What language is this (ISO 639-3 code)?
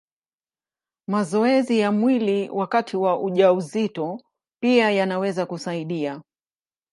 swa